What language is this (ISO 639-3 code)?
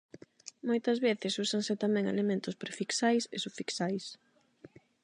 glg